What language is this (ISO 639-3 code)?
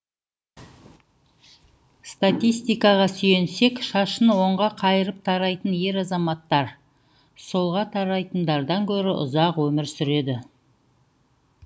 kaz